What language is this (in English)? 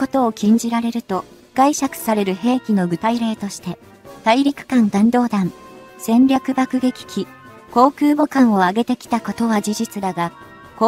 Japanese